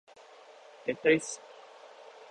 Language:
Thai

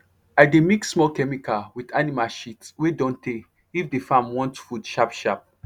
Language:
Nigerian Pidgin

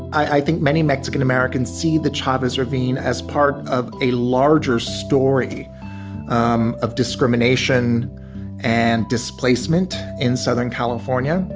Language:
English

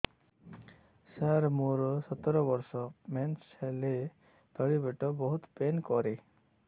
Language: Odia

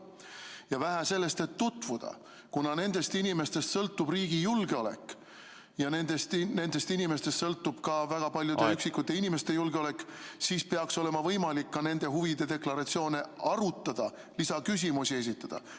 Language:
Estonian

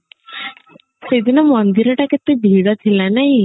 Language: Odia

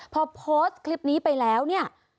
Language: Thai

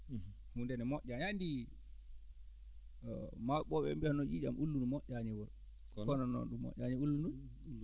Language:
Fula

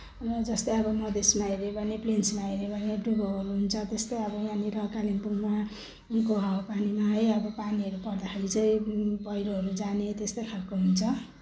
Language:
Nepali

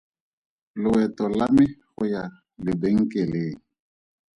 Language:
Tswana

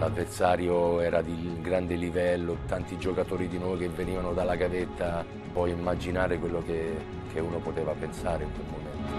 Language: Italian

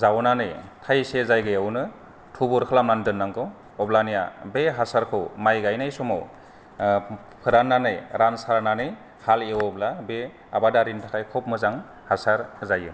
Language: Bodo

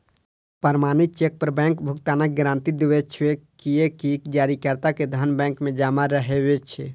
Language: Maithili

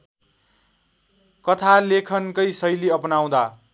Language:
Nepali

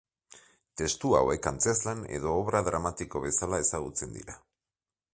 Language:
Basque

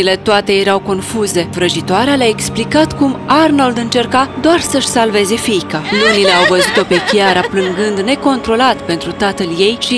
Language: Romanian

